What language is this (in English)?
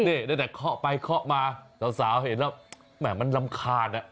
Thai